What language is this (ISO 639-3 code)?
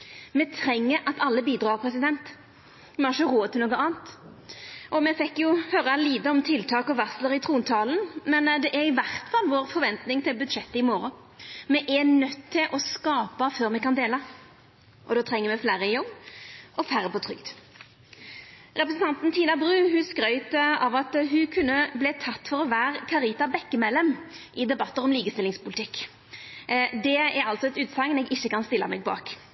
nno